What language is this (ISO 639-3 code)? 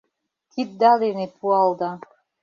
chm